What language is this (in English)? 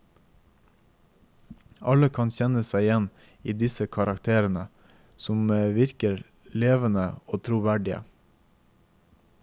Norwegian